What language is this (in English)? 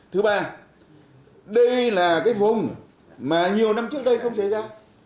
Vietnamese